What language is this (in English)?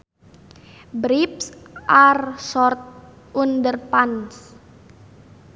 Sundanese